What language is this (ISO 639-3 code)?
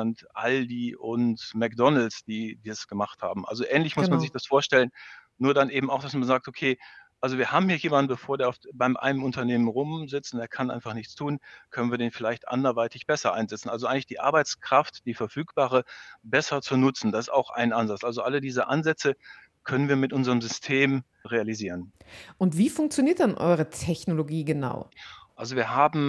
deu